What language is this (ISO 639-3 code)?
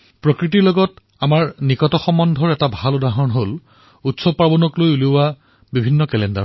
asm